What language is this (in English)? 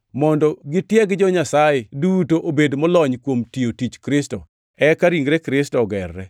Luo (Kenya and Tanzania)